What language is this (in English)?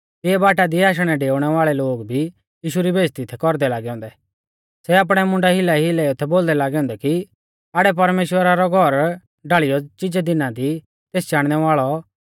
Mahasu Pahari